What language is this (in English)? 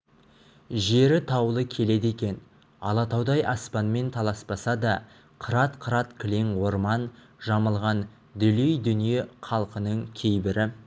Kazakh